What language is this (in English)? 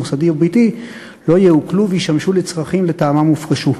Hebrew